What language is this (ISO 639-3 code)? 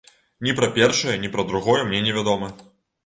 bel